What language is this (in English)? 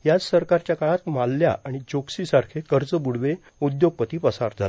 Marathi